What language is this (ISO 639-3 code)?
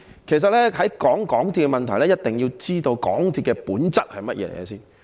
yue